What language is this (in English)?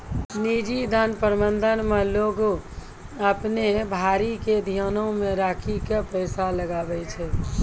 Maithili